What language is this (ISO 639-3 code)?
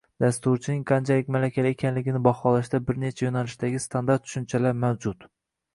uzb